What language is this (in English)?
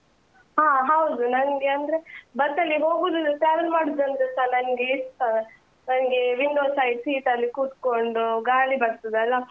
Kannada